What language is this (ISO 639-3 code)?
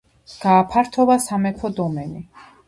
kat